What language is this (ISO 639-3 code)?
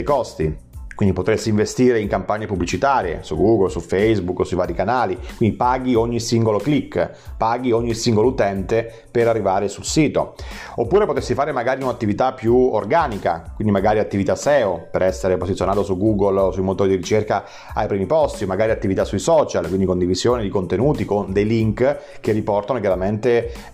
ita